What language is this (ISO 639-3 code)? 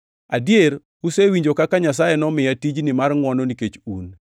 luo